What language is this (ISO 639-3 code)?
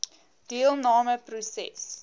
afr